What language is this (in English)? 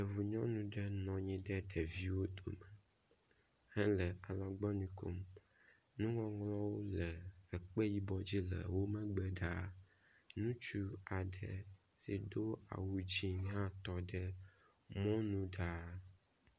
Ewe